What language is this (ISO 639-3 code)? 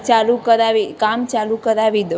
guj